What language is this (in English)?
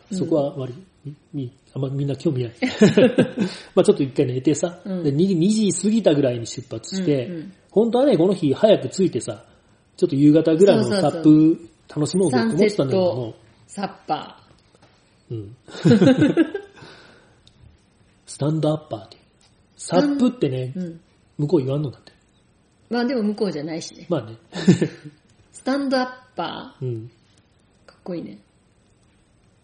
Japanese